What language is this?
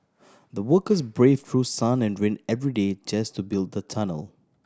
English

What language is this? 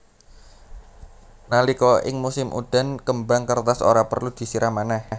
Javanese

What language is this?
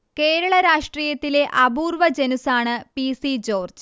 Malayalam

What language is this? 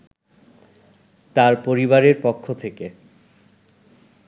Bangla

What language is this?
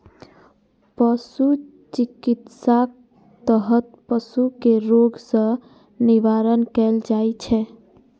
Maithili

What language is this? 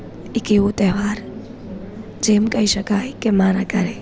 Gujarati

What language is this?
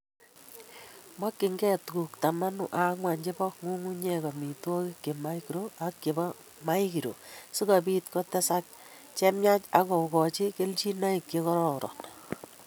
Kalenjin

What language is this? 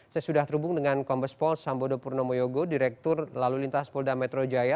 Indonesian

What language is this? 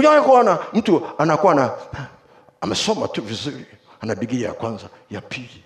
Swahili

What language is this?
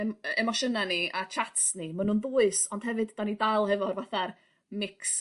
Welsh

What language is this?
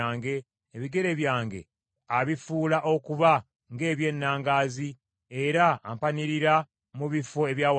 Ganda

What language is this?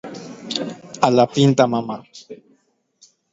Guarani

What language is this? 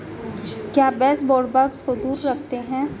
Hindi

